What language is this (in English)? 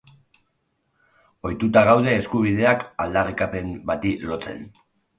Basque